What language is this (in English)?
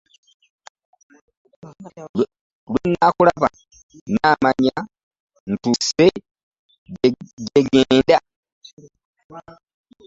Ganda